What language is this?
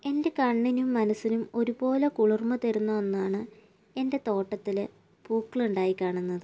Malayalam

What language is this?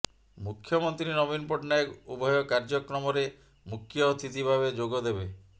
Odia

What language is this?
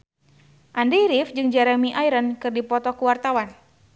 Sundanese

